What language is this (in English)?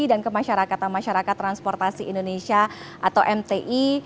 Indonesian